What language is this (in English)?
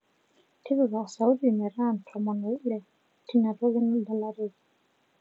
Masai